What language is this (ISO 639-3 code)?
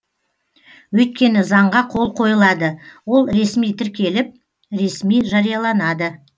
kaz